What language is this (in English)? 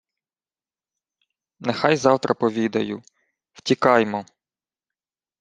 Ukrainian